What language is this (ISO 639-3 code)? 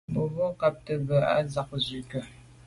byv